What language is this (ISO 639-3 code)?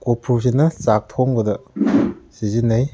mni